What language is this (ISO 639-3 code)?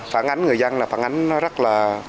vie